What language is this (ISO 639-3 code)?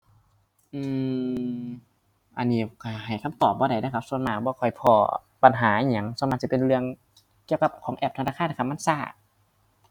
tha